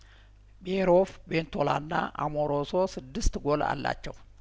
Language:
Amharic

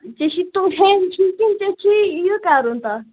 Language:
Kashmiri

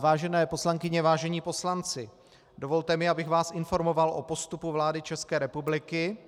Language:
Czech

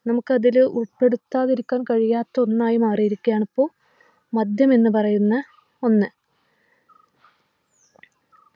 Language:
Malayalam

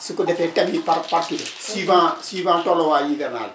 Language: Wolof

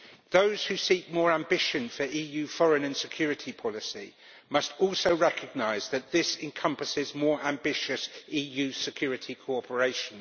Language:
English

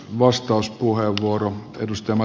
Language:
Finnish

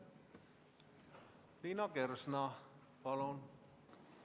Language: Estonian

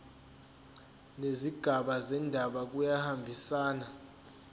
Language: Zulu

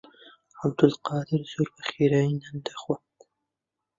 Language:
Central Kurdish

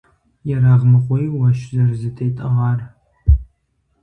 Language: Kabardian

